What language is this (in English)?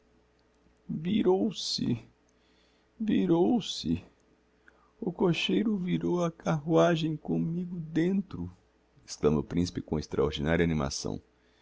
Portuguese